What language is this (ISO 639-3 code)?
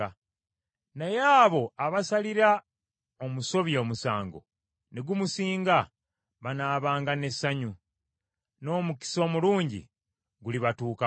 lug